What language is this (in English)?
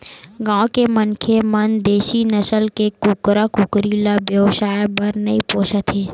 Chhattisgarhi